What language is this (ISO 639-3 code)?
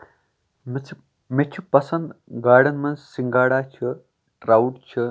kas